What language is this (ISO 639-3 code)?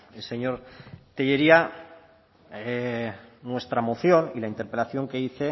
spa